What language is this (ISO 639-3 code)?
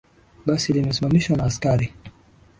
swa